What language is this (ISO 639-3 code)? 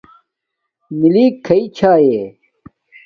dmk